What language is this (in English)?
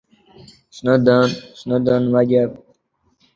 Uzbek